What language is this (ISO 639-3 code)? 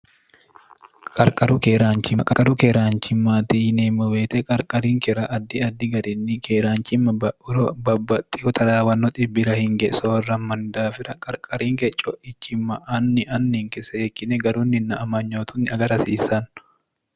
sid